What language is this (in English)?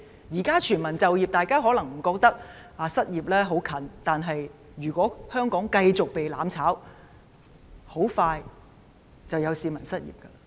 Cantonese